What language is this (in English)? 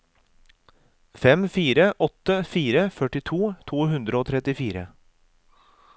Norwegian